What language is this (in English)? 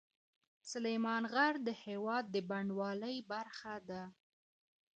Pashto